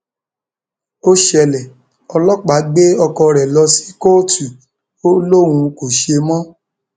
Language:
Yoruba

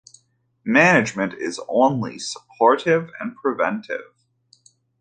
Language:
English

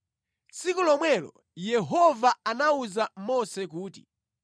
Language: Nyanja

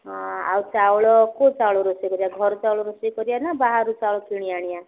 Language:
Odia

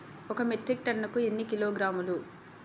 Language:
Telugu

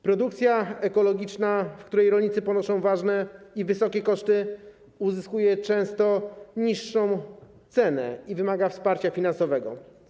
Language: Polish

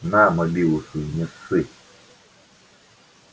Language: Russian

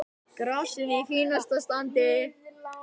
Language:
Icelandic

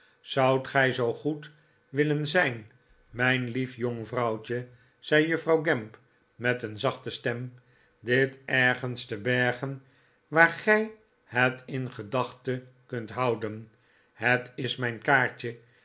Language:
Dutch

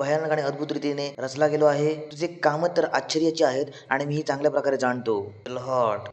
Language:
Hindi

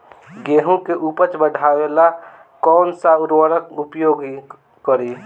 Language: Bhojpuri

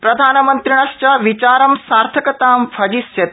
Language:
Sanskrit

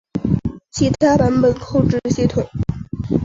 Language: Chinese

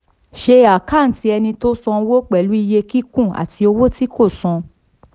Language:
Yoruba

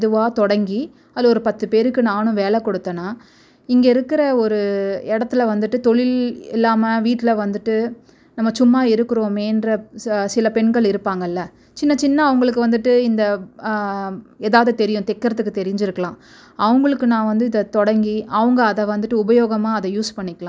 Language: Tamil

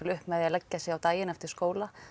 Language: Icelandic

